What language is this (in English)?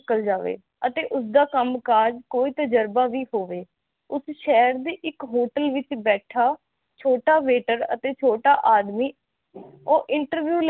Punjabi